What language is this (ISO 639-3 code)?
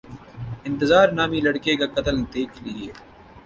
urd